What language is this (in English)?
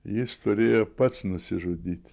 Lithuanian